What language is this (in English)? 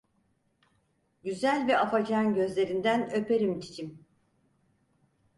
Turkish